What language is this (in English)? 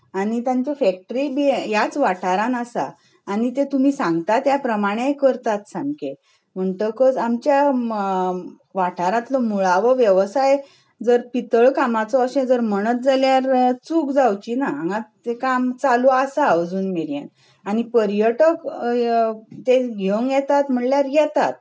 Konkani